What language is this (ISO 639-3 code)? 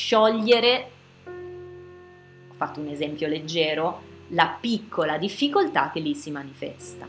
ita